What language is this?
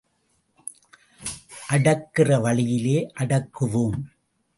Tamil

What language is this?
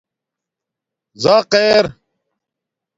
Domaaki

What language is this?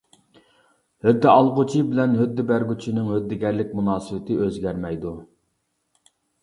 Uyghur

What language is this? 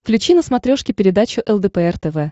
Russian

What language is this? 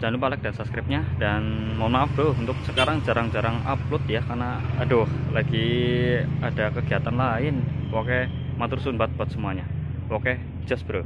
Indonesian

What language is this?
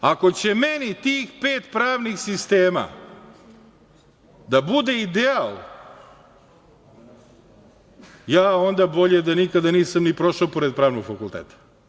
Serbian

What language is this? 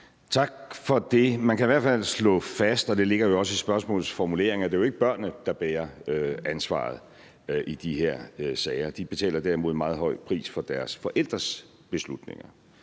Danish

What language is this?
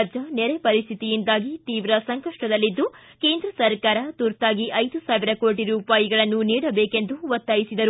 Kannada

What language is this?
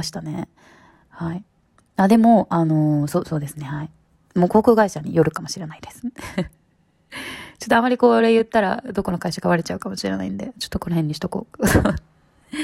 Japanese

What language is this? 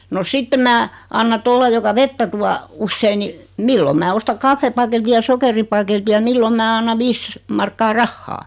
Finnish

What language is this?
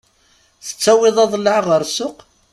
Kabyle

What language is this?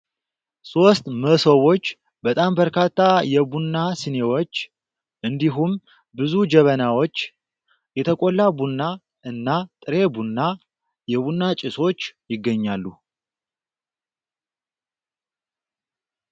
Amharic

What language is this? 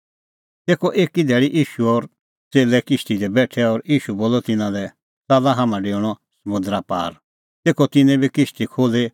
Kullu Pahari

